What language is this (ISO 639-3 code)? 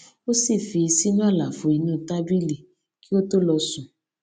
yor